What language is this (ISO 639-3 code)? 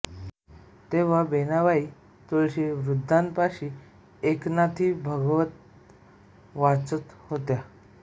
mar